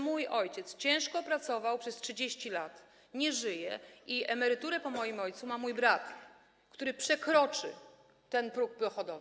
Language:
Polish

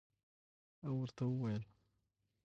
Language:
Pashto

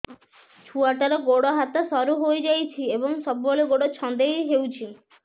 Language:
Odia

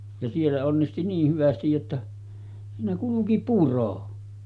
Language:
Finnish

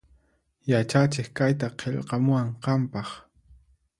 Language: Puno Quechua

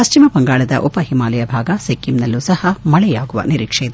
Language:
Kannada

